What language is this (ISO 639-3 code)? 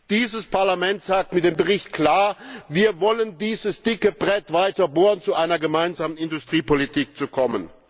deu